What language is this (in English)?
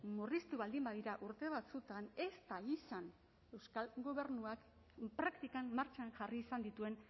Basque